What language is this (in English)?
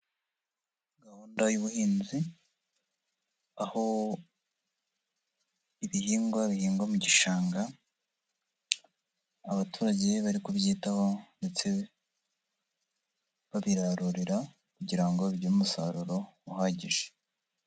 Kinyarwanda